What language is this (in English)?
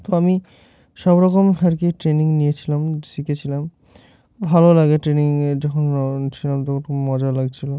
Bangla